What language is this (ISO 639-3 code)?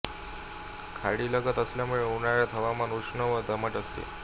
mar